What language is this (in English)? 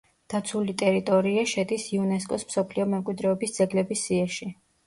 Georgian